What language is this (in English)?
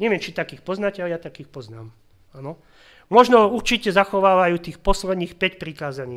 Slovak